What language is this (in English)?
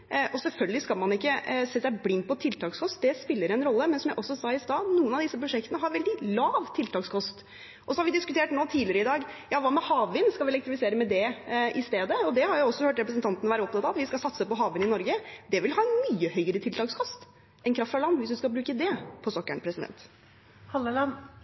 Norwegian Bokmål